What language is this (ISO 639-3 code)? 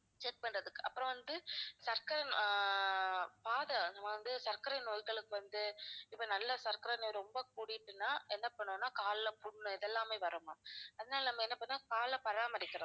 tam